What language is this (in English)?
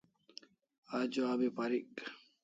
Kalasha